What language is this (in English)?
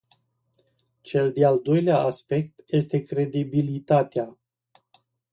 Romanian